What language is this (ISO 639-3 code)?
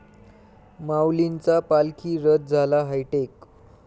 mar